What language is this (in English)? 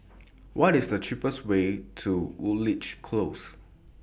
English